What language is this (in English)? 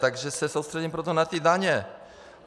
Czech